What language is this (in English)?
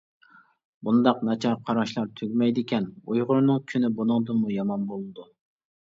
Uyghur